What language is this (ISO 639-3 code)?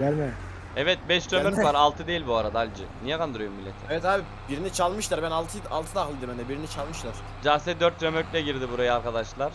tur